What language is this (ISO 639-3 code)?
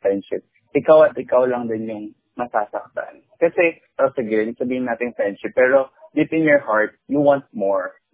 fil